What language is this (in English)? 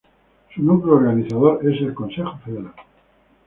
Spanish